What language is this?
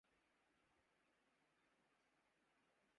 Urdu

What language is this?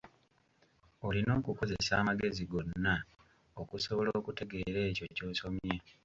Ganda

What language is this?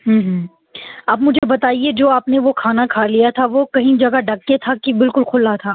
Urdu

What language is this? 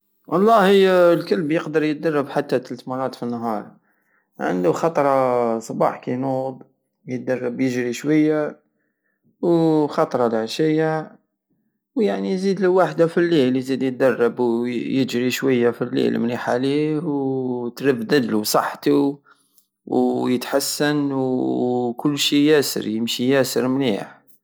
Algerian Saharan Arabic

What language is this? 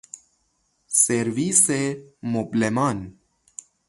Persian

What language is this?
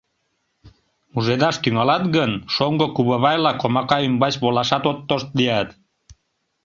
Mari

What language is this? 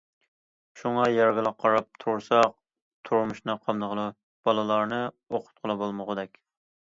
Uyghur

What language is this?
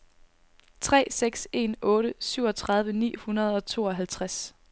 Danish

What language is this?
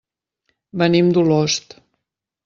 Catalan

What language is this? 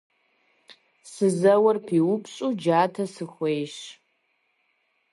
Kabardian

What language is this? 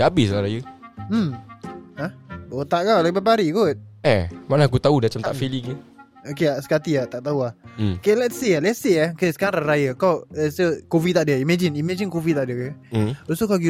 Malay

